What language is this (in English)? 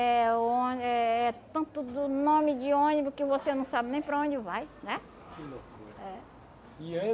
Portuguese